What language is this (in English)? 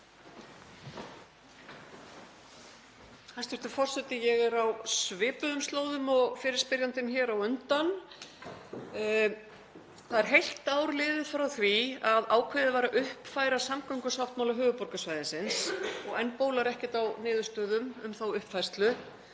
Icelandic